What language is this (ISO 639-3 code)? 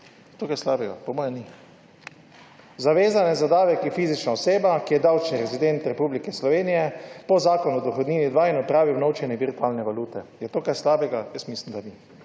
slv